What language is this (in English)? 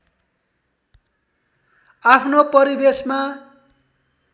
Nepali